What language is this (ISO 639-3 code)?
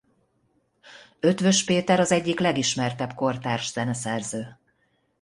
hun